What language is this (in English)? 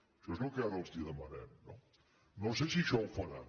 Catalan